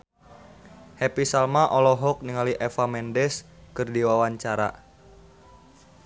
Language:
Sundanese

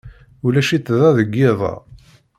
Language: Kabyle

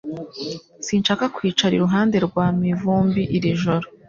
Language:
Kinyarwanda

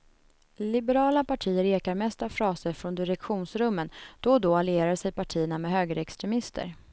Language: Swedish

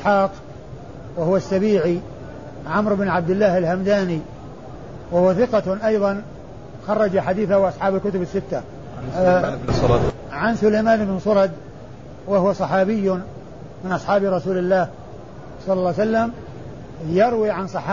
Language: Arabic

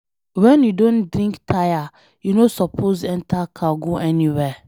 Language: Nigerian Pidgin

